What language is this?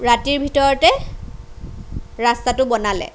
Assamese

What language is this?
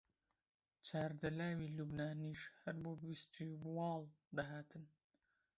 Central Kurdish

